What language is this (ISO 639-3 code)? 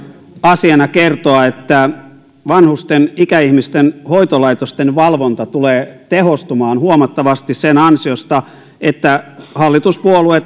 fin